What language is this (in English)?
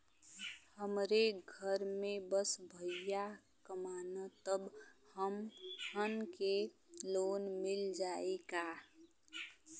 Bhojpuri